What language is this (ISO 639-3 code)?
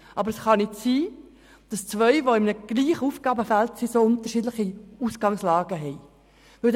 gsw